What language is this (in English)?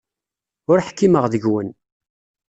Kabyle